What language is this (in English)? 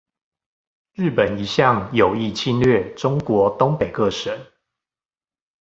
Chinese